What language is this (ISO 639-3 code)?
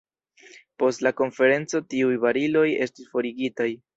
epo